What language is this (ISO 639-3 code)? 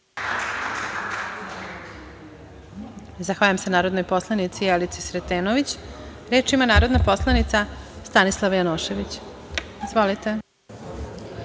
srp